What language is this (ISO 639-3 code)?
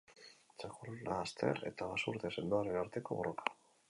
eus